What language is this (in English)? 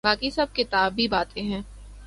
Urdu